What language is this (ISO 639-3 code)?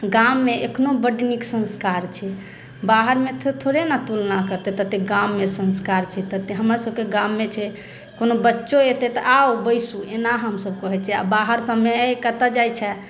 mai